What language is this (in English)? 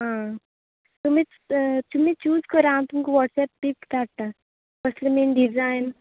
Konkani